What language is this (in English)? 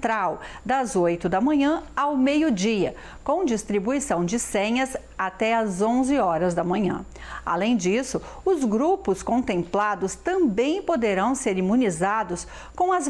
Portuguese